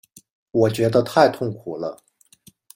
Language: Chinese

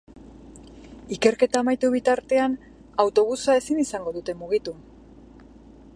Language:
Basque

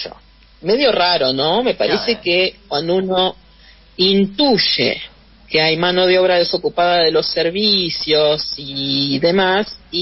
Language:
Spanish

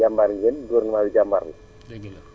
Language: Wolof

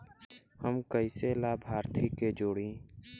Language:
Bhojpuri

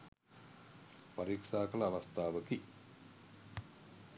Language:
Sinhala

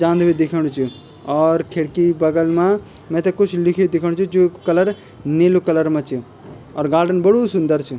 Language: Garhwali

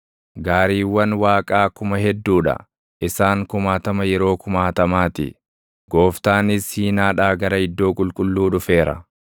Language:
Oromo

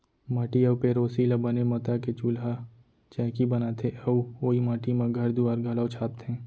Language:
Chhattisgarhi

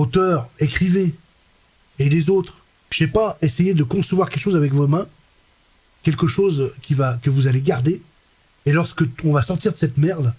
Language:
French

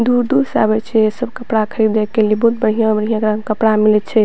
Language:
Maithili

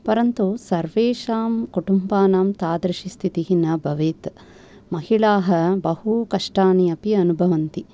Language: Sanskrit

